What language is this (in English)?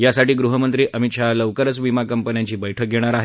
Marathi